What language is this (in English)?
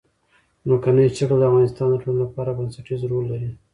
Pashto